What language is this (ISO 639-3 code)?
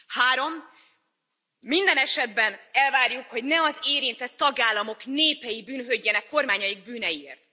hun